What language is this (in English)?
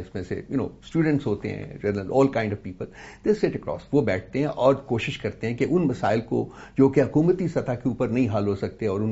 Urdu